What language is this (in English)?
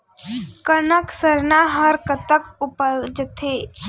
Chhattisgarhi